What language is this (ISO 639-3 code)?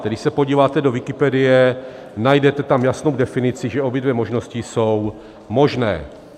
ces